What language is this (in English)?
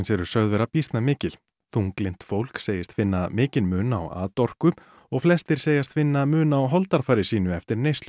Icelandic